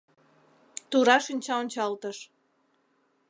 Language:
Mari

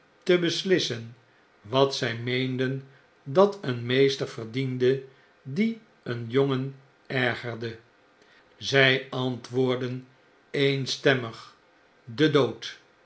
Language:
Dutch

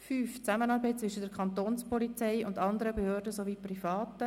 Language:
Swiss German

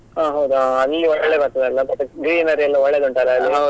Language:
Kannada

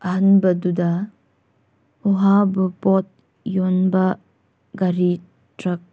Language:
Manipuri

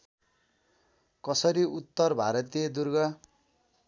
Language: Nepali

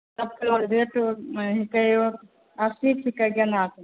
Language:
Maithili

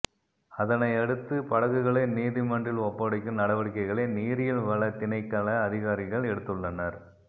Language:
Tamil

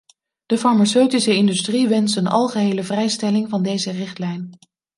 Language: Dutch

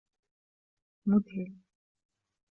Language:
Arabic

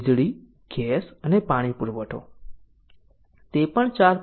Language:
Gujarati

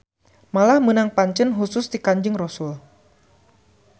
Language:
Sundanese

